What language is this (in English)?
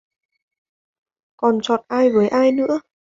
Vietnamese